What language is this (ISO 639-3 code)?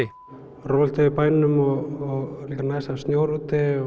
isl